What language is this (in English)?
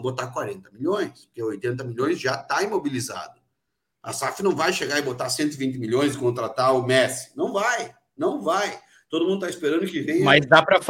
Portuguese